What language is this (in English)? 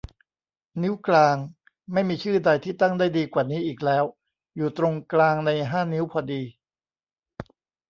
Thai